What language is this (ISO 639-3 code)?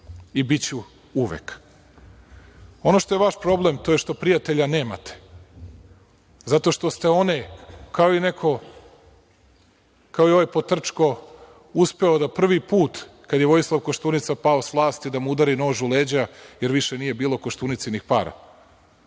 srp